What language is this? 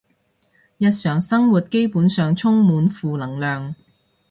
Cantonese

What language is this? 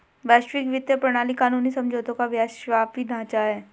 Hindi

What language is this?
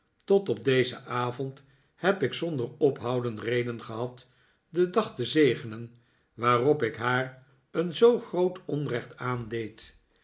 Dutch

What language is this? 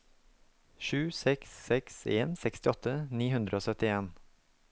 Norwegian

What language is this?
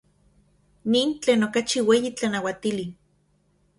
Central Puebla Nahuatl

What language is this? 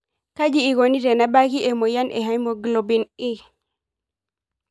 Masai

